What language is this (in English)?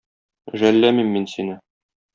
Tatar